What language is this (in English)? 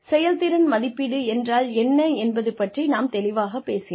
Tamil